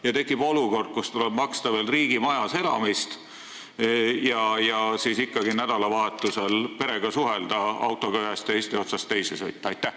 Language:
Estonian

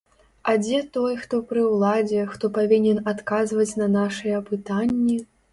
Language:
Belarusian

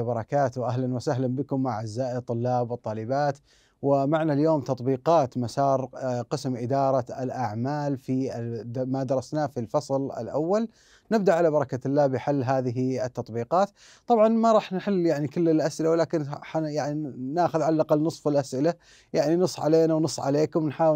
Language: Arabic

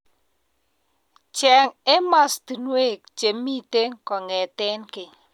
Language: Kalenjin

